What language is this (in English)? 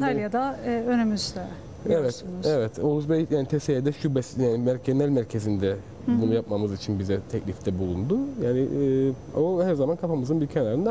Turkish